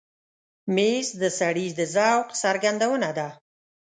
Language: Pashto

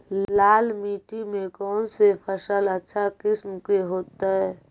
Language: Magahi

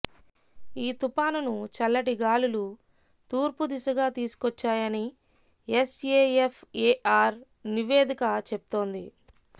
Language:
Telugu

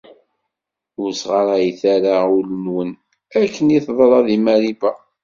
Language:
Kabyle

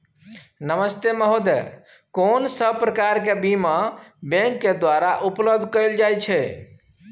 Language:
Maithili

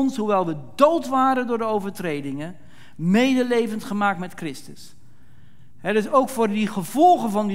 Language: Dutch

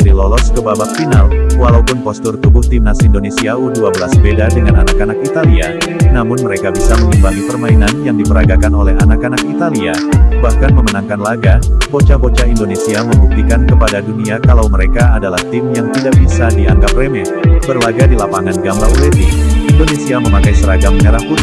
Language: Indonesian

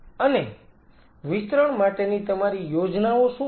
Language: Gujarati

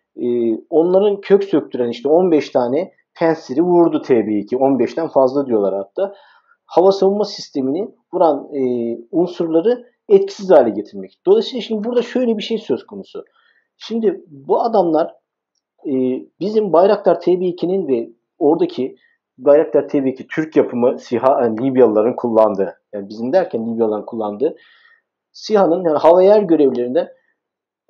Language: Turkish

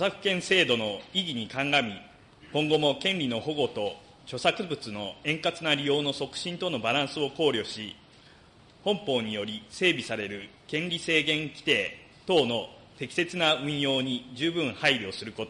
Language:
Japanese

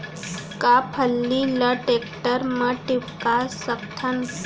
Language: Chhattisgarhi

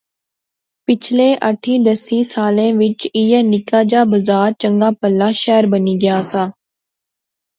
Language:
Pahari-Potwari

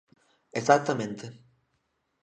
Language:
Galician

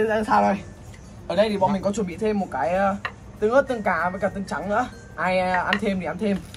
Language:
Vietnamese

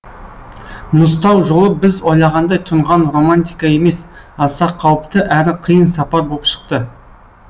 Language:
Kazakh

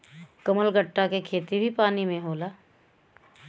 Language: Bhojpuri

